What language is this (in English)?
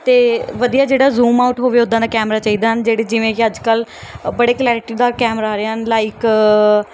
Punjabi